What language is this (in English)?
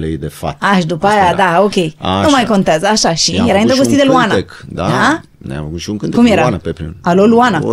Romanian